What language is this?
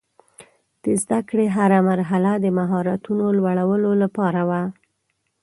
Pashto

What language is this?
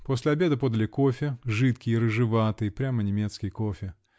Russian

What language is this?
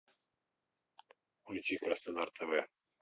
Russian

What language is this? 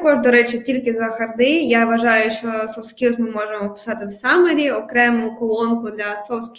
Ukrainian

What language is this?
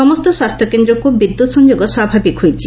Odia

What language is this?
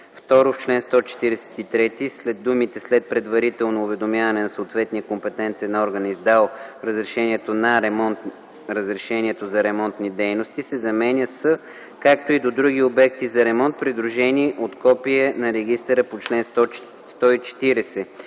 Bulgarian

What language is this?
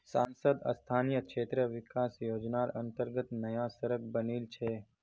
Magahi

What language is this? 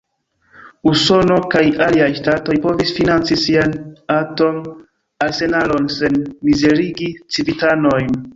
Esperanto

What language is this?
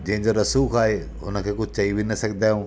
Sindhi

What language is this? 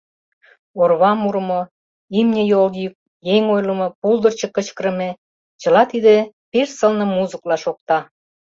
Mari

